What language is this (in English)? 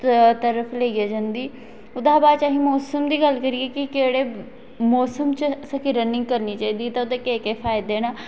Dogri